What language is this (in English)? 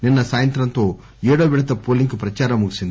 Telugu